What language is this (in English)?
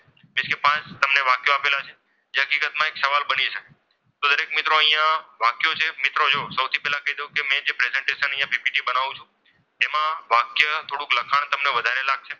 Gujarati